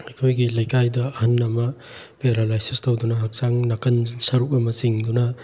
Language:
Manipuri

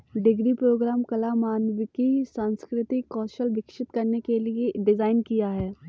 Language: Hindi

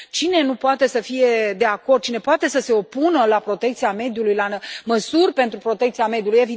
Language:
Romanian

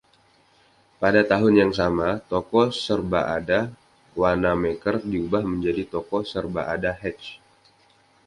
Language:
Indonesian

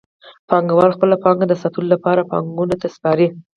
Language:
Pashto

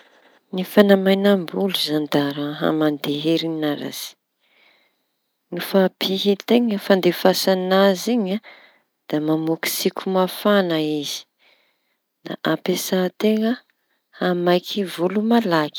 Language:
Tanosy Malagasy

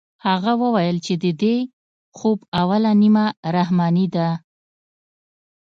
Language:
Pashto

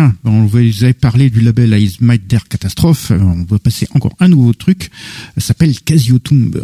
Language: French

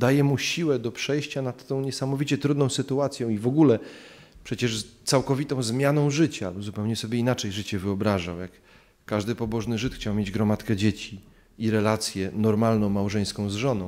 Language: Polish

